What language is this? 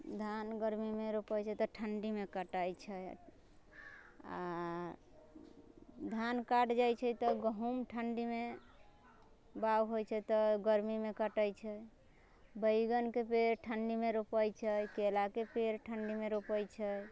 Maithili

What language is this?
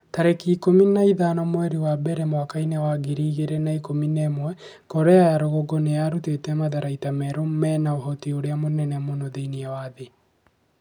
Kikuyu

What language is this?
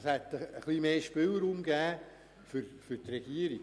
Swiss German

